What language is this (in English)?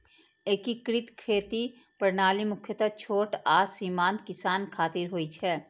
Maithili